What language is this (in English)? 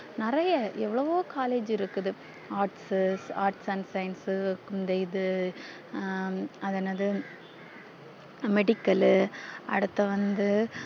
Tamil